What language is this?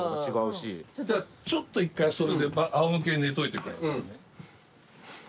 Japanese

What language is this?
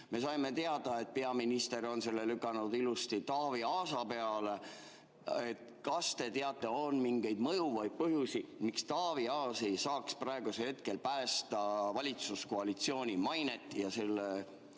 Estonian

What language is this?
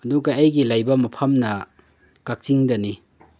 Manipuri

